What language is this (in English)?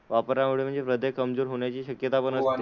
Marathi